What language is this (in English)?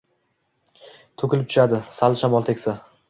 Uzbek